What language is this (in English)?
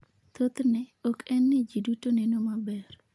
Luo (Kenya and Tanzania)